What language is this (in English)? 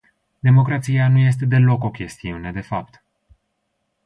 Romanian